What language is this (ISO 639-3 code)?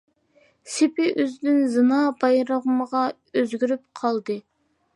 uig